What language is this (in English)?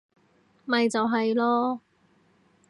Cantonese